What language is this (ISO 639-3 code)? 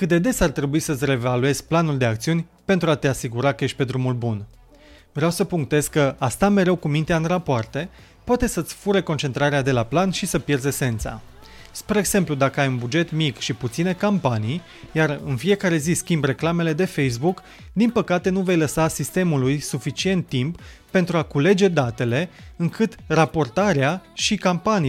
ron